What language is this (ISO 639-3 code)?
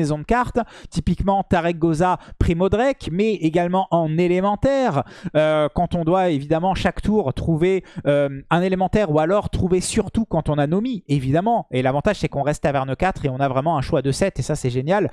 fra